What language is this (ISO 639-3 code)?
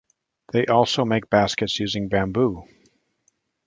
eng